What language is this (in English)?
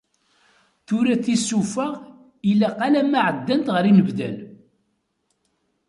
Kabyle